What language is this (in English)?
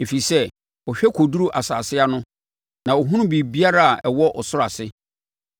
Akan